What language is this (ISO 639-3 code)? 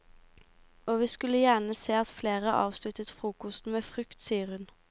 nor